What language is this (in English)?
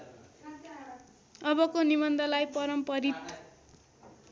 Nepali